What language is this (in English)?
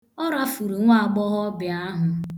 Igbo